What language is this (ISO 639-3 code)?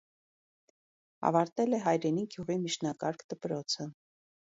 hye